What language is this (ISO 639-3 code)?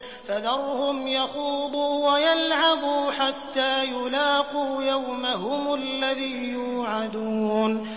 ara